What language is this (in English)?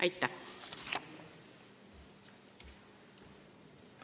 Estonian